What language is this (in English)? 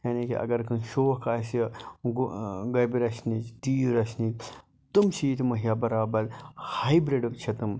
Kashmiri